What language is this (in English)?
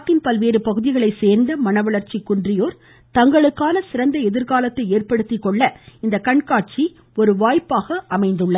Tamil